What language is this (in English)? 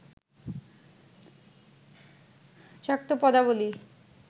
Bangla